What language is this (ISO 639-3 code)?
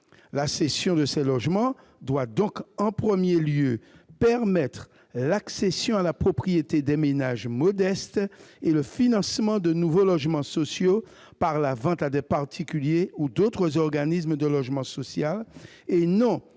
fra